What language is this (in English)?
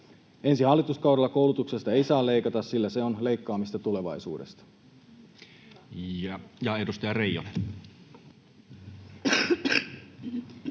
Finnish